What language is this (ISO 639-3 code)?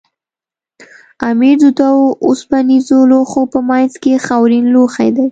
pus